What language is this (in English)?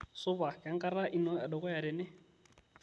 Masai